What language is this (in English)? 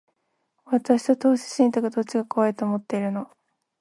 Japanese